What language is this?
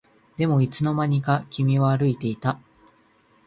Japanese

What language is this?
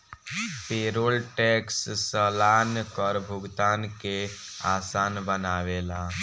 Bhojpuri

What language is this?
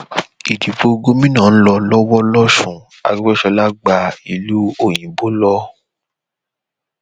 Yoruba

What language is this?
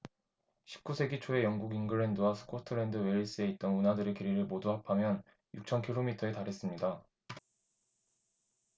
Korean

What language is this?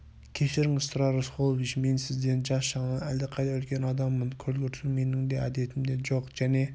Kazakh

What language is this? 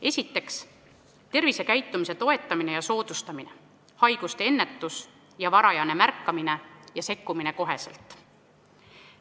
Estonian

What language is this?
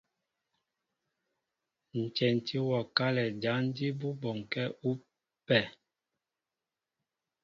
Mbo (Cameroon)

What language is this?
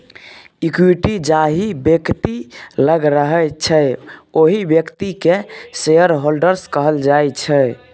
Maithili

